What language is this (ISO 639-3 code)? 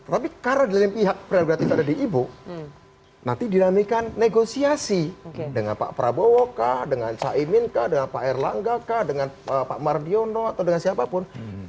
ind